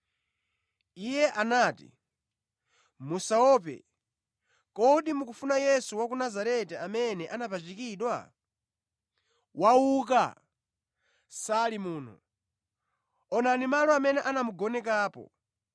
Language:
Nyanja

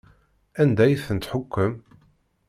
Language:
Kabyle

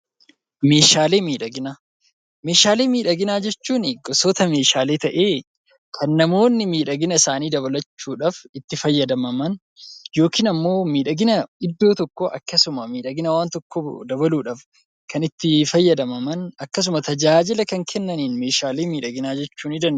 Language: Oromo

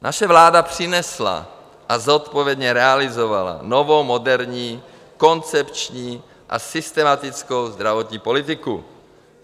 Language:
Czech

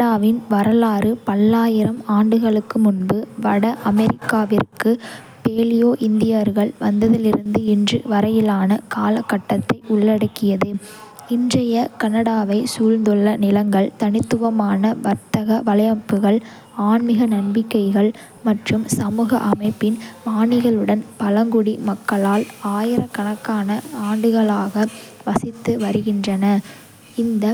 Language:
Kota (India)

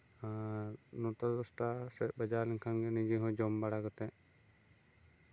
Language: Santali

